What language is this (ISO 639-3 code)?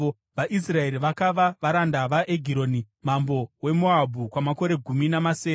sna